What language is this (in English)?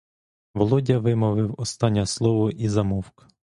Ukrainian